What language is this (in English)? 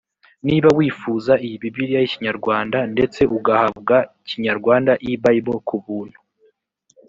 Kinyarwanda